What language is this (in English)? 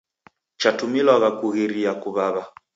Taita